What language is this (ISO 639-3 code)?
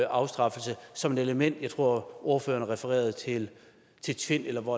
dan